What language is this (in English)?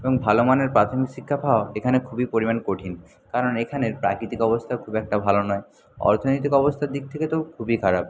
Bangla